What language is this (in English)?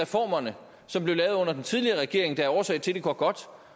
Danish